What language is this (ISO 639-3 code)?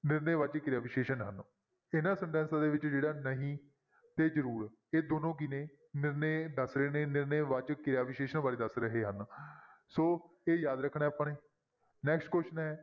pan